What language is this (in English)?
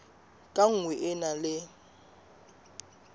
Southern Sotho